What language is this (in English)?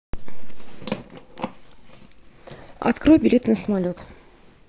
Russian